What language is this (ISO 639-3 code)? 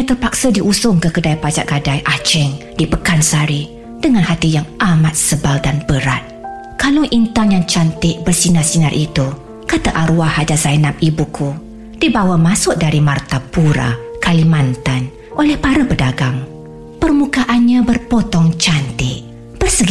msa